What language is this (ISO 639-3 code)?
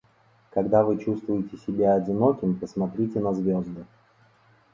rus